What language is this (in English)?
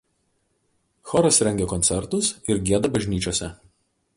Lithuanian